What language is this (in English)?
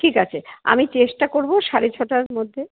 Bangla